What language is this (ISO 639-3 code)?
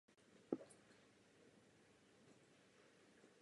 ces